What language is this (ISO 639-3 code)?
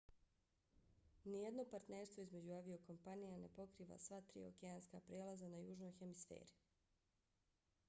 bos